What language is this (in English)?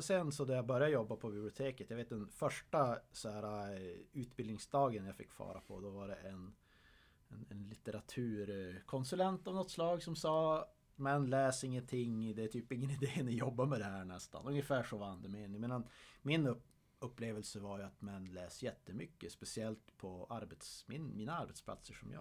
Swedish